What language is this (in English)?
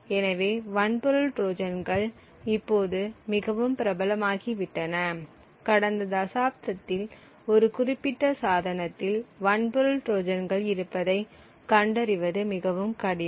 Tamil